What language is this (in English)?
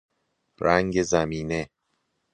Persian